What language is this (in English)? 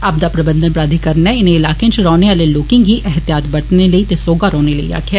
Dogri